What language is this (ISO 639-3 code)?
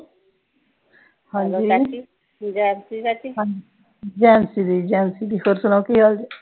pan